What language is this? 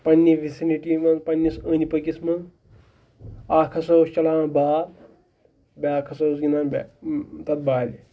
Kashmiri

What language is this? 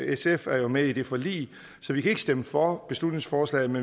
Danish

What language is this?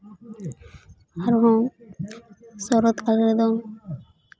Santali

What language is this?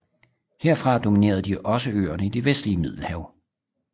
Danish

